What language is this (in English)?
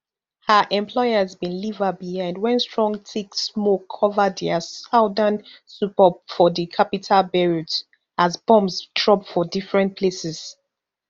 Nigerian Pidgin